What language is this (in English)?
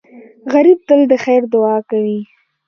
Pashto